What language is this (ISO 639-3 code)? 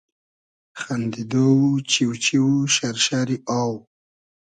haz